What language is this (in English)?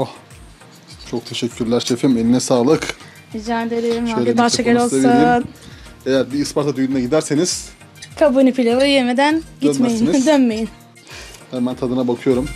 Turkish